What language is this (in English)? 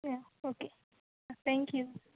Konkani